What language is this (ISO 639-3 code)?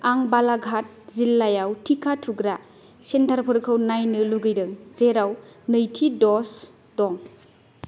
brx